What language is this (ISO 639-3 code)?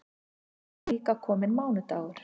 isl